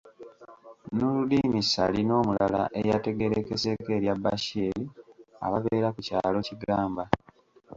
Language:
Ganda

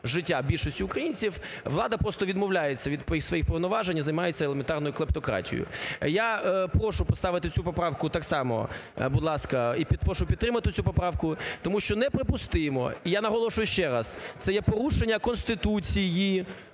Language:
Ukrainian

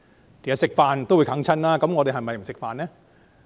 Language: Cantonese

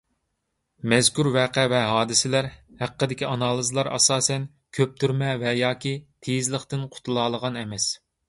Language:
Uyghur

